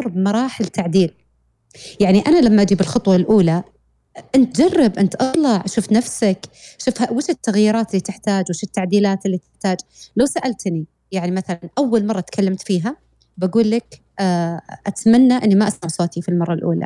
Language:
Arabic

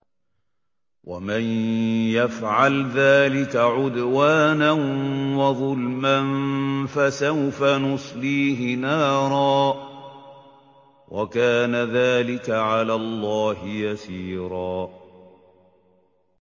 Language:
Arabic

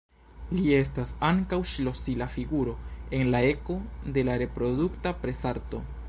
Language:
Esperanto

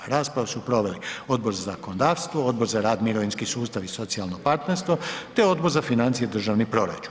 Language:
Croatian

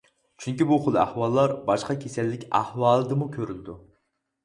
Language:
Uyghur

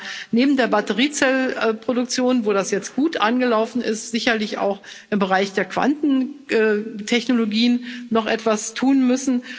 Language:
German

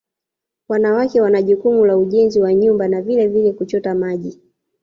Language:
Swahili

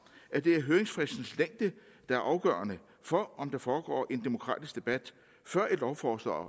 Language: Danish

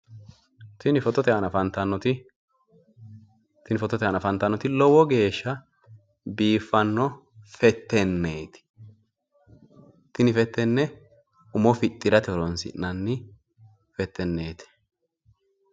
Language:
Sidamo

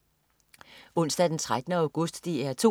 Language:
Danish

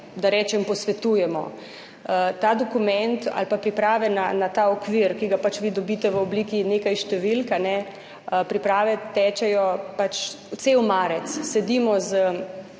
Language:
Slovenian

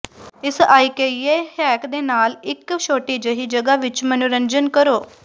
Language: Punjabi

